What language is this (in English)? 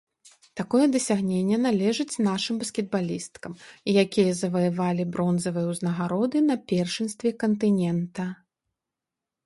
Belarusian